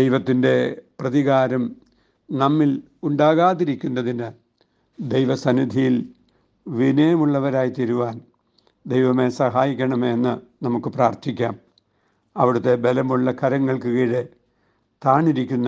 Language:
Malayalam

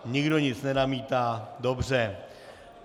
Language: Czech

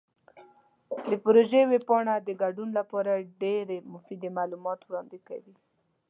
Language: Pashto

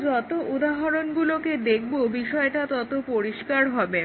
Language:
Bangla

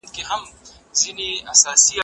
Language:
Pashto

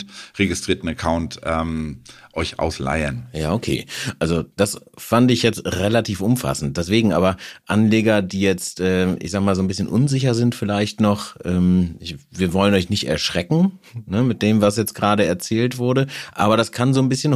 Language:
German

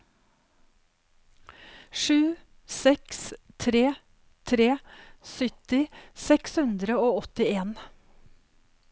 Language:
Norwegian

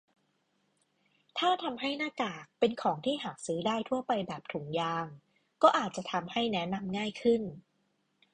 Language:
Thai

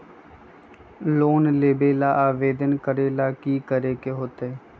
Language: Magahi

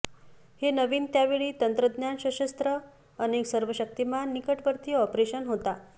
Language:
Marathi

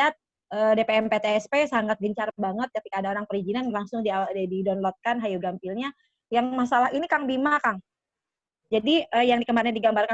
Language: Indonesian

